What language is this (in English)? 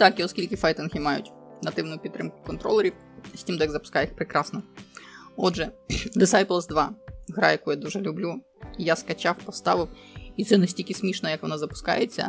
Ukrainian